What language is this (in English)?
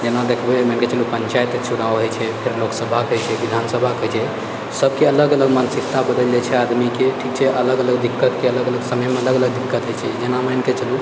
Maithili